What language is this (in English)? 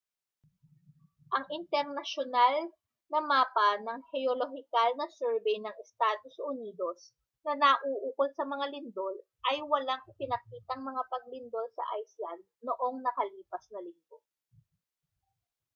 Filipino